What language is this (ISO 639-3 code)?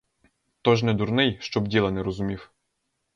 ukr